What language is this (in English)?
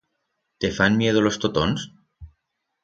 Aragonese